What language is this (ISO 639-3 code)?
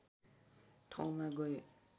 nep